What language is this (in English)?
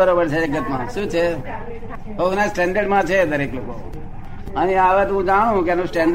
Gujarati